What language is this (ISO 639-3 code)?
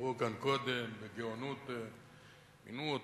heb